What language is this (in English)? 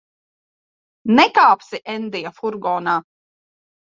Latvian